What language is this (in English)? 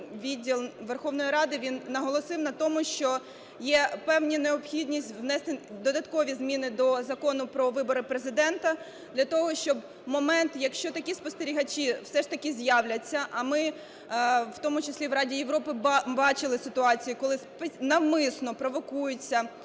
Ukrainian